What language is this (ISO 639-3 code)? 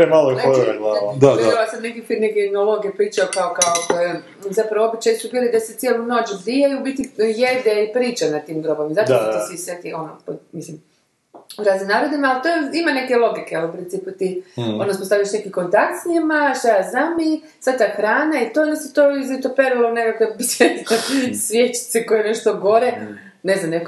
hrv